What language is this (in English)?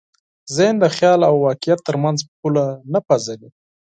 Pashto